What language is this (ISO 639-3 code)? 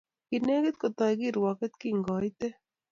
kln